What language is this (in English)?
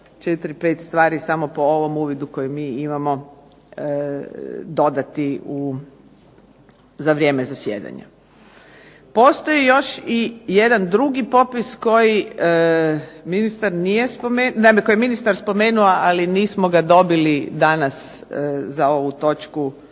Croatian